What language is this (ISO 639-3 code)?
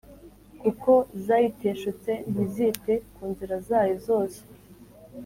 kin